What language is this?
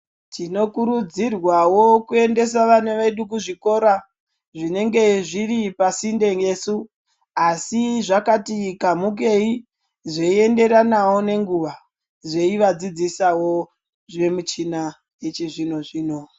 Ndau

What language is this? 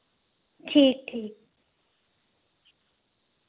Dogri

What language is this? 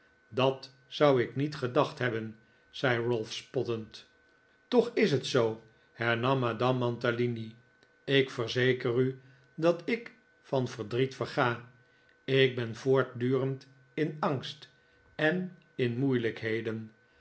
Dutch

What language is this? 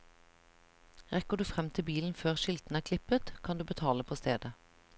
Norwegian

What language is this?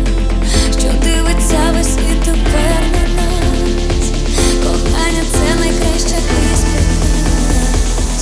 Ukrainian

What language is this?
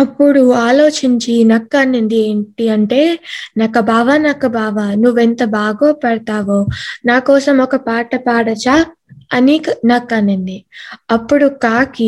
Telugu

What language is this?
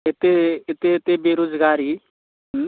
Maithili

